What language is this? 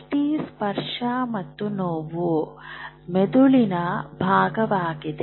Kannada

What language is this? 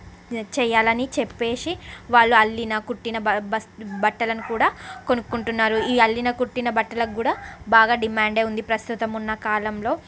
Telugu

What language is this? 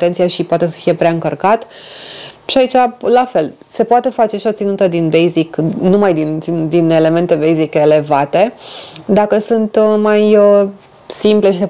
Romanian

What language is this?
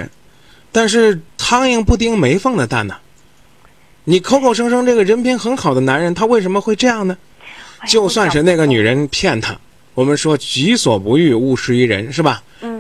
Chinese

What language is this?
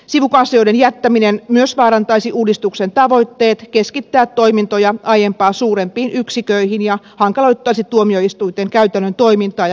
Finnish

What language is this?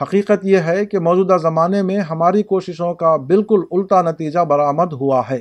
Urdu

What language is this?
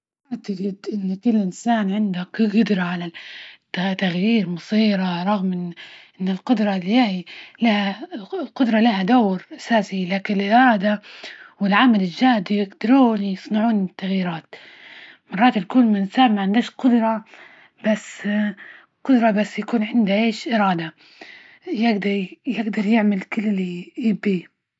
Libyan Arabic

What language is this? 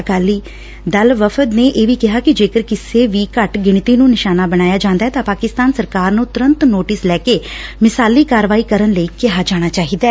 Punjabi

